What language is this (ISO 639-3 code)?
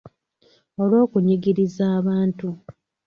lug